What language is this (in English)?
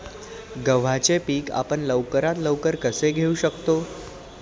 Marathi